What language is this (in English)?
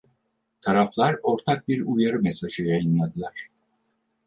Turkish